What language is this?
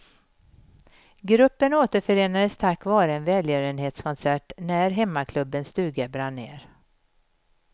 Swedish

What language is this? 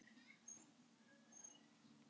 Icelandic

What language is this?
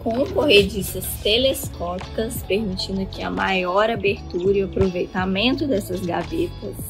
Portuguese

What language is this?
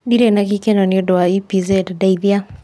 Kikuyu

